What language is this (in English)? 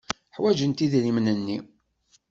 Kabyle